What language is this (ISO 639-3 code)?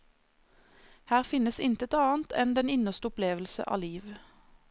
nor